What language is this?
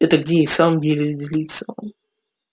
Russian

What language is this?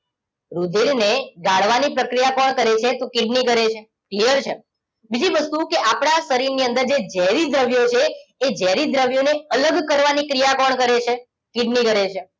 Gujarati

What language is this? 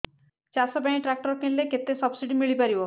Odia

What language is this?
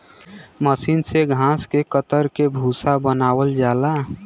Bhojpuri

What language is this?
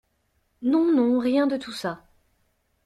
French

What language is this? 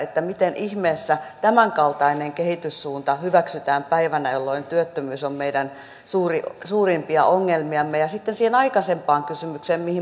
Finnish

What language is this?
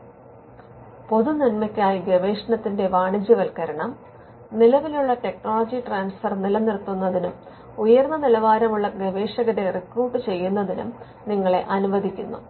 Malayalam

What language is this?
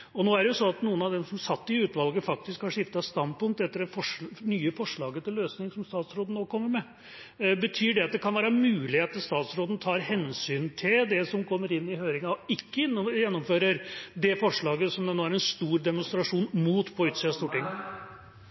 Norwegian Bokmål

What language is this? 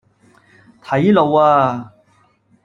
Cantonese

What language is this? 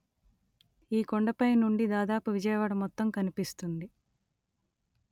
Telugu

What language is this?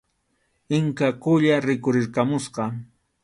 Arequipa-La Unión Quechua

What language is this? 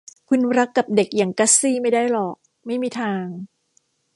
Thai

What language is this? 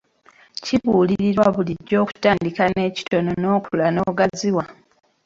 Ganda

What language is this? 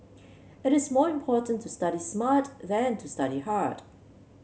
English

